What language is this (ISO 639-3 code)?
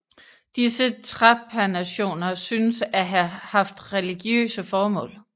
dan